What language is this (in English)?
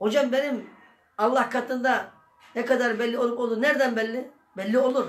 Turkish